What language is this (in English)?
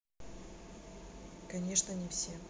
Russian